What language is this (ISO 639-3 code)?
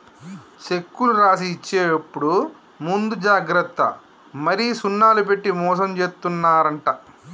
tel